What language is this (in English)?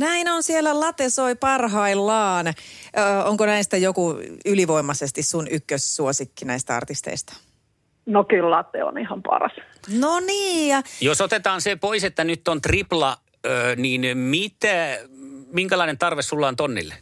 Finnish